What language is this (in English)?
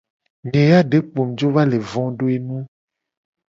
Gen